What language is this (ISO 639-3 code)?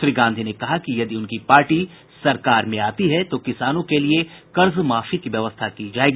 hin